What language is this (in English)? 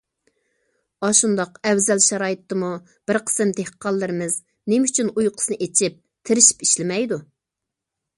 Uyghur